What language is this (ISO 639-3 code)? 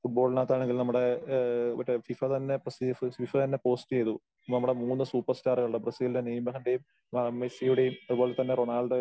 mal